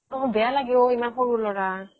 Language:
Assamese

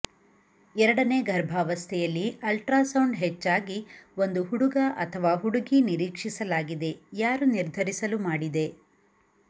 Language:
Kannada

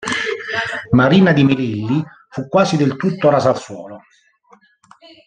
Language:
Italian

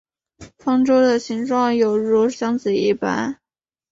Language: Chinese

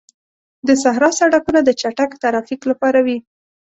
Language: Pashto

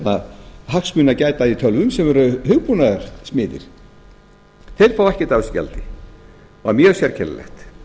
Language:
Icelandic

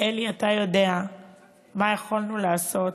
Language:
Hebrew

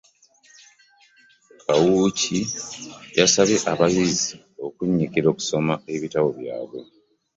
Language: Ganda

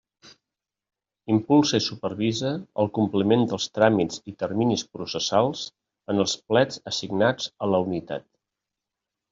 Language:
Catalan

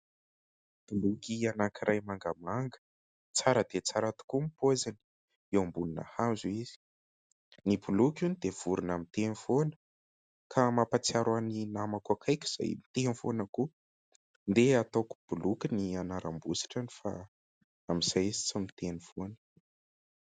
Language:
Malagasy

